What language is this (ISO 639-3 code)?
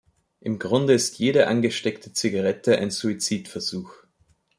deu